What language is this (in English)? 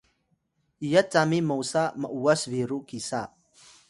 Atayal